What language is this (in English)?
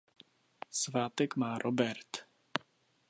Czech